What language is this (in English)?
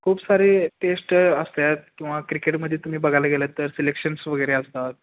Marathi